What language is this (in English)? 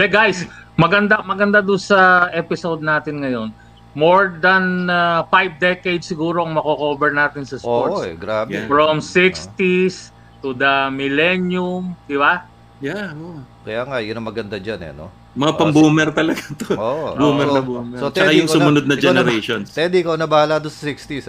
Filipino